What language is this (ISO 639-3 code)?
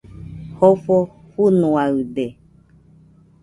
hux